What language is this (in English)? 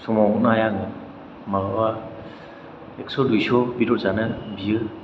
Bodo